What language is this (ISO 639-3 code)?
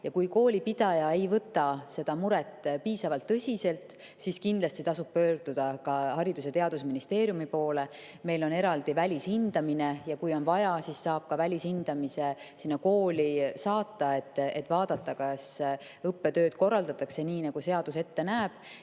est